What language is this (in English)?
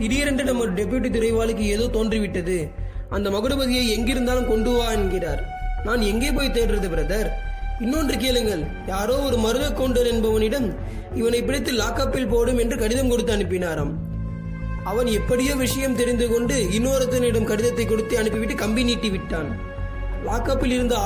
Tamil